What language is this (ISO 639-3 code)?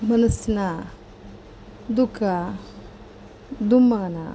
kan